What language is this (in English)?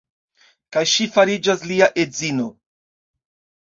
Esperanto